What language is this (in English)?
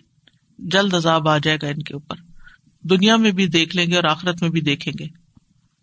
Urdu